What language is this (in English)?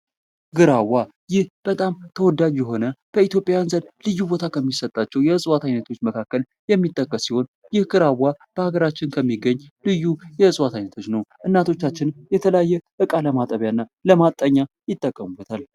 Amharic